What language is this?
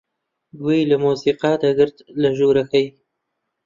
Central Kurdish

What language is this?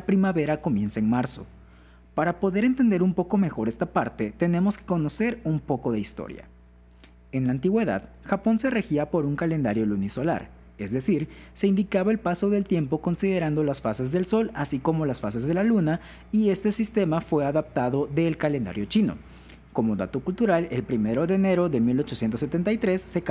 Spanish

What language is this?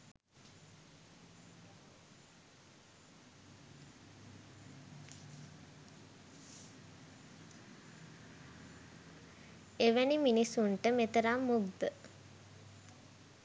Sinhala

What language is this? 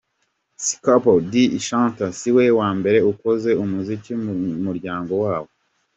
Kinyarwanda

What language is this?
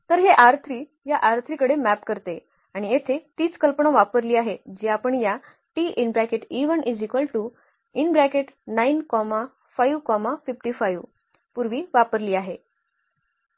Marathi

